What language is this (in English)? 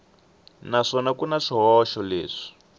Tsonga